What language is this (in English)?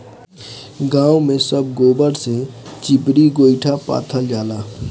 Bhojpuri